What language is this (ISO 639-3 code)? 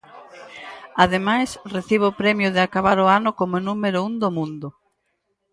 glg